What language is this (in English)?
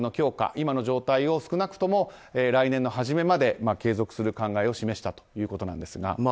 Japanese